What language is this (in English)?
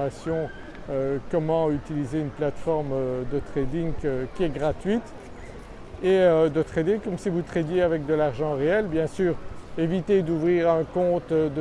French